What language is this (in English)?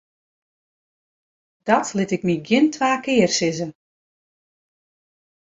Western Frisian